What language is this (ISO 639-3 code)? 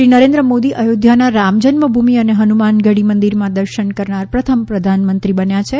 guj